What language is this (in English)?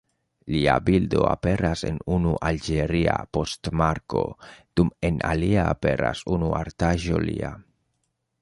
Esperanto